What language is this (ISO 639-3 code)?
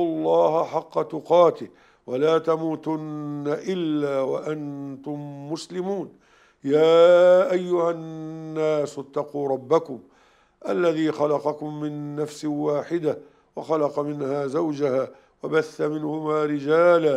ara